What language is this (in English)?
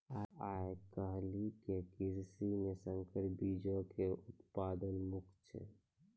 Maithili